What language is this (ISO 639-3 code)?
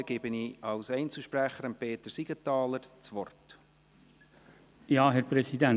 gsw